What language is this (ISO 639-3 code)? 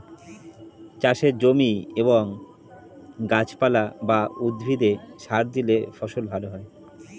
ben